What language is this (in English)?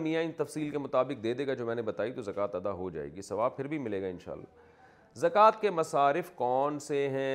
Urdu